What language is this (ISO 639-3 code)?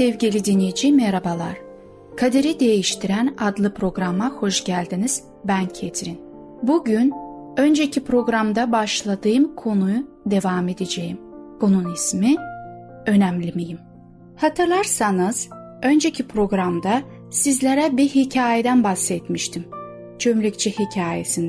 tur